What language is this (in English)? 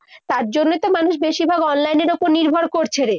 Bangla